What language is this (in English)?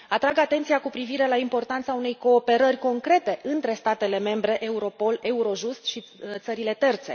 Romanian